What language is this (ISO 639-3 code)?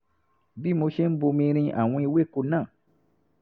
yor